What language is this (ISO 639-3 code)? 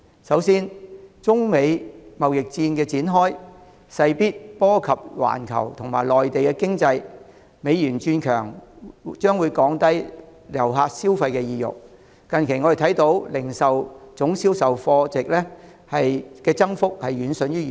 yue